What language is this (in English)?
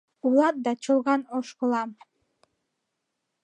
Mari